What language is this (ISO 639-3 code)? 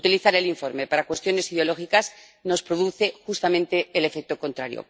spa